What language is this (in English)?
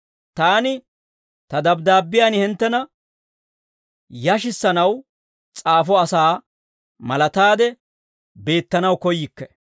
Dawro